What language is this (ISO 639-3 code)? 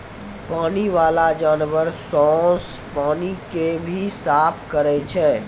mai